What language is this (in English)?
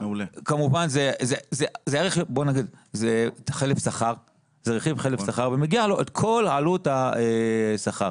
Hebrew